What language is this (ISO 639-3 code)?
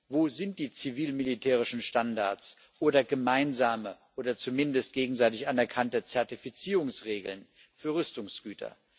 deu